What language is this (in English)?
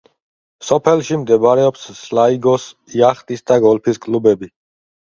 Georgian